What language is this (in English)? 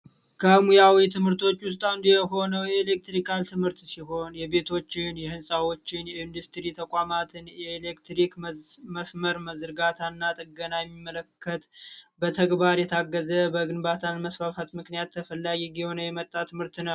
Amharic